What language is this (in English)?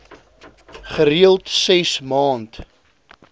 Afrikaans